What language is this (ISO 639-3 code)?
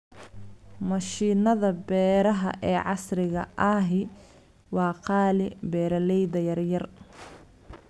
som